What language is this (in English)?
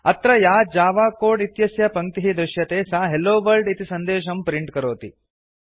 Sanskrit